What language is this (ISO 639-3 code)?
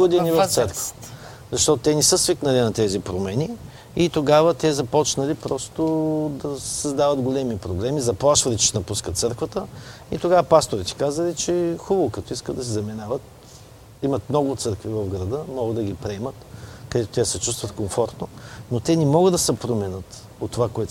bul